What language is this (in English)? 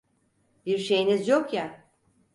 Turkish